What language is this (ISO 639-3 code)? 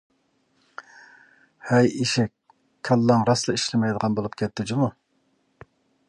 uig